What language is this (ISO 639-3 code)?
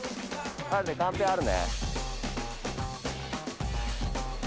jpn